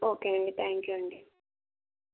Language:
Telugu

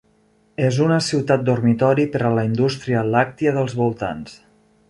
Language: Catalan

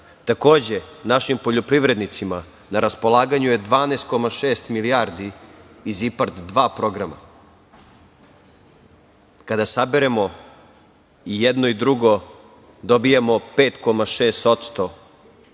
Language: Serbian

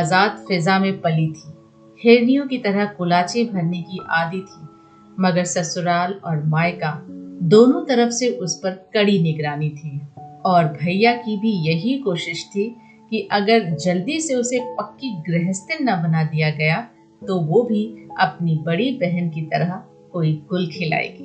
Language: Hindi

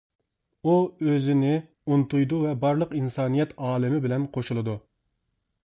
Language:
Uyghur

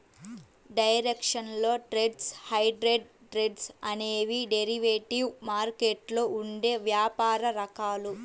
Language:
Telugu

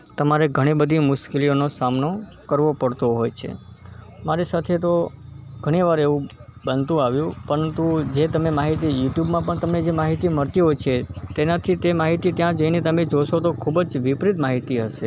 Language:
Gujarati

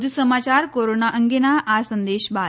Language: Gujarati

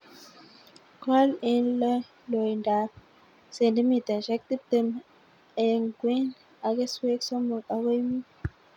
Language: Kalenjin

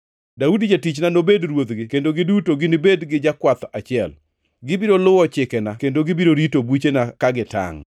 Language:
Luo (Kenya and Tanzania)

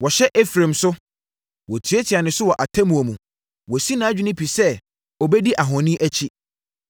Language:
Akan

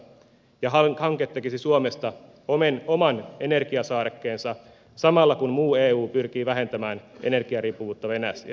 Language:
Finnish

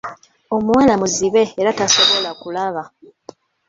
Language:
Ganda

